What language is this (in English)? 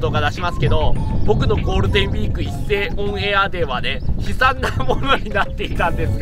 Japanese